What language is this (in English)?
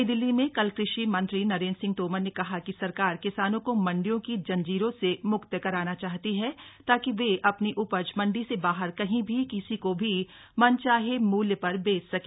Hindi